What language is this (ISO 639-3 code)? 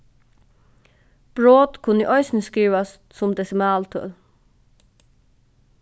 fao